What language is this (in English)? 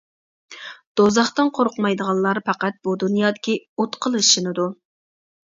Uyghur